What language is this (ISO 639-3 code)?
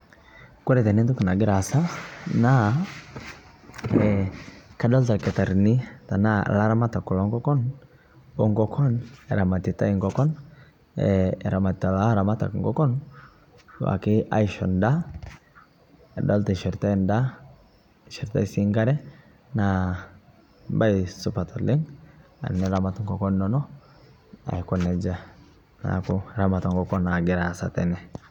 mas